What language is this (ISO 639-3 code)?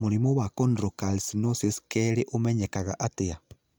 kik